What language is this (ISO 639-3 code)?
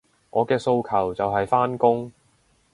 yue